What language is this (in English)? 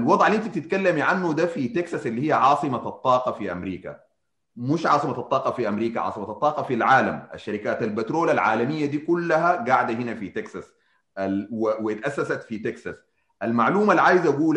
Arabic